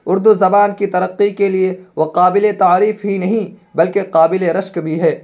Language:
Urdu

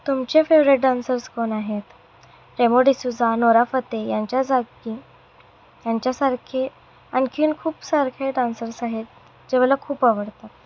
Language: Marathi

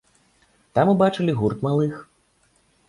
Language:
Belarusian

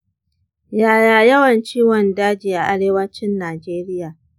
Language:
Hausa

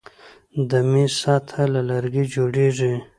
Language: Pashto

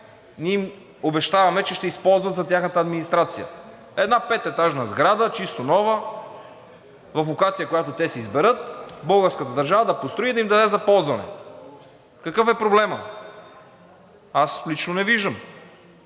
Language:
Bulgarian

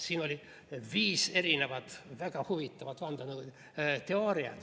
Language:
Estonian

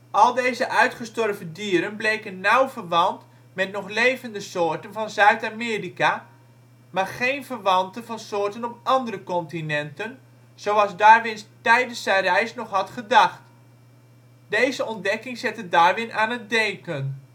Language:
Dutch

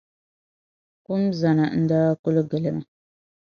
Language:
Dagbani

